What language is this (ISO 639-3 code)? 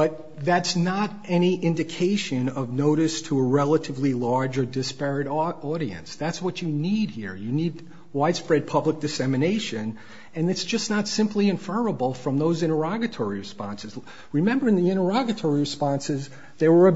eng